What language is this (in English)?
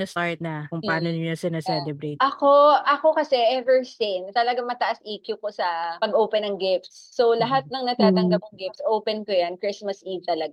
Filipino